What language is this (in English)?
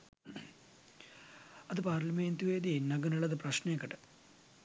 Sinhala